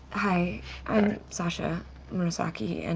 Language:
English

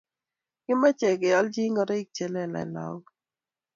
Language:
Kalenjin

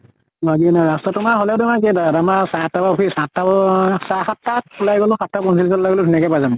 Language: Assamese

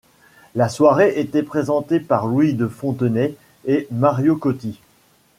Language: French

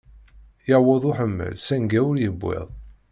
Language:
Kabyle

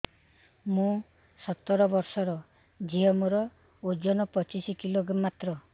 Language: Odia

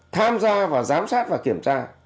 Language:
Vietnamese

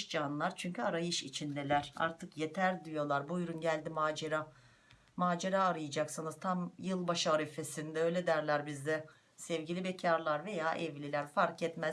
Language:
Turkish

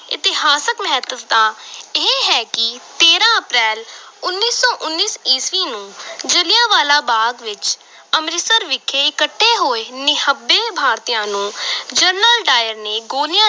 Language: Punjabi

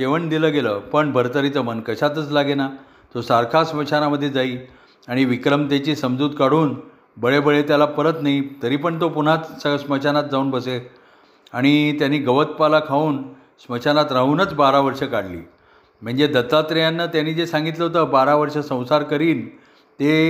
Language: Marathi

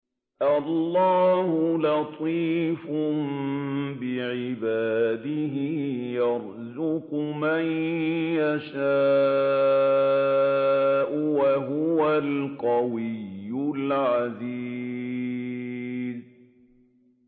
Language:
Arabic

